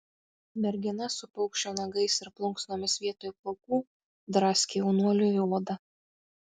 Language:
Lithuanian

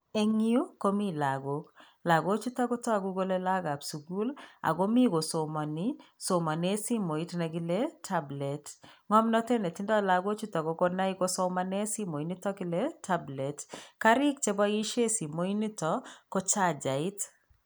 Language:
Kalenjin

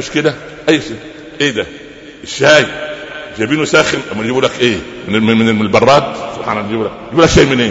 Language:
Arabic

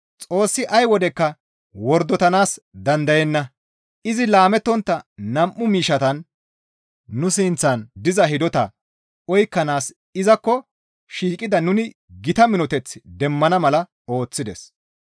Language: Gamo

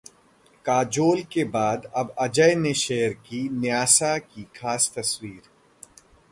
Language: Hindi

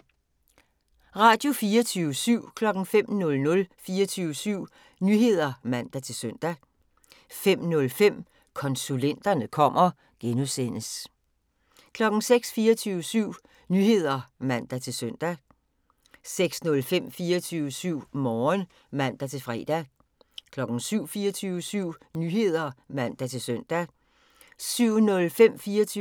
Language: Danish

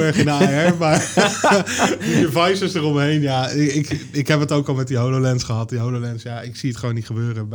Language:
Dutch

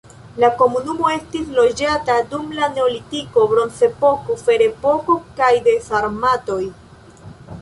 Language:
Esperanto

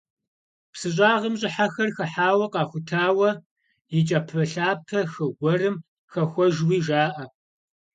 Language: Kabardian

